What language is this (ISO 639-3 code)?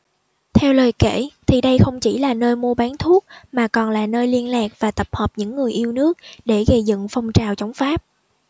vie